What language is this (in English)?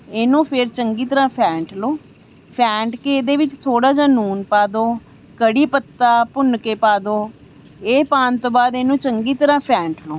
Punjabi